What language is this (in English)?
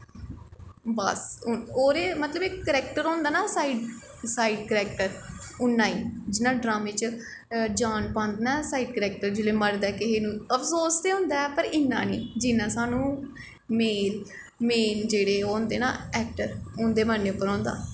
Dogri